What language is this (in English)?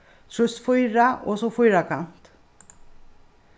Faroese